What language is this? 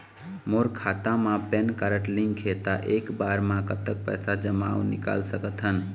Chhattisgarhi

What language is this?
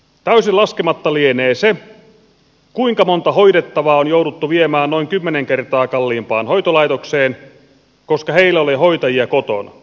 Finnish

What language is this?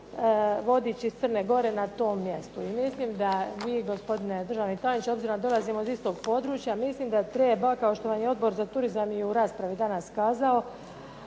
Croatian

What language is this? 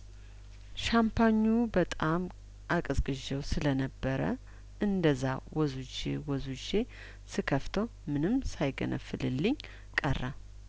Amharic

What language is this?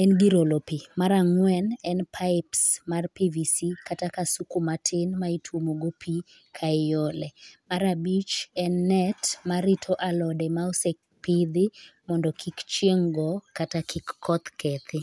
Luo (Kenya and Tanzania)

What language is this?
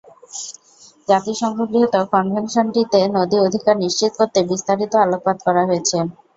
Bangla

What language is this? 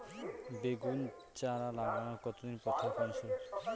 Bangla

